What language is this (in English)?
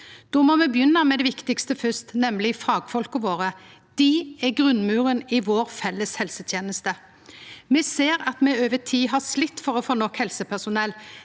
Norwegian